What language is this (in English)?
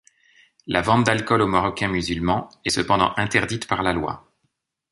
French